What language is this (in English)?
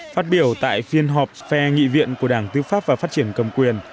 Vietnamese